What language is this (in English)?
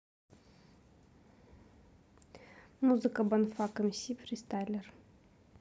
Russian